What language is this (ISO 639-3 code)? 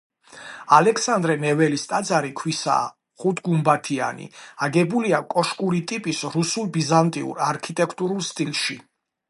kat